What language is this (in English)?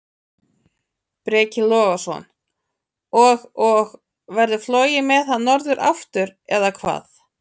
Icelandic